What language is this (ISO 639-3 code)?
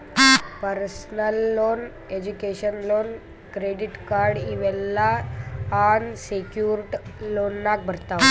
kan